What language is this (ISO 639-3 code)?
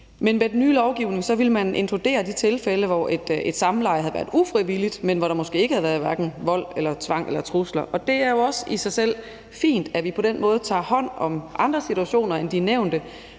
dan